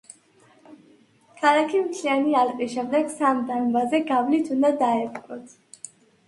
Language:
Georgian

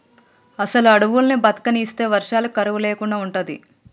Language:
Telugu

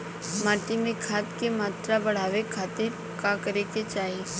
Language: Bhojpuri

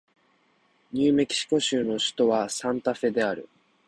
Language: Japanese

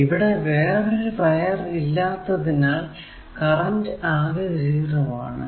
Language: Malayalam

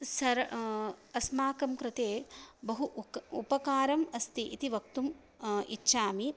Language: Sanskrit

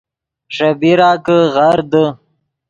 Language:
Yidgha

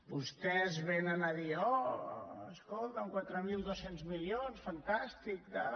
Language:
Catalan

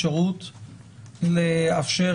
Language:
Hebrew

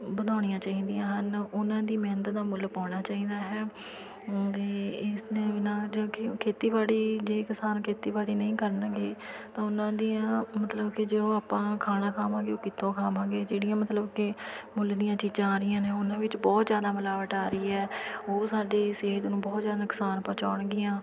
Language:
Punjabi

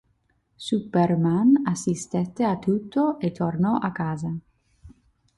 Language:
Italian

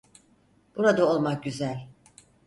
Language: Turkish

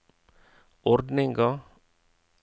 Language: Norwegian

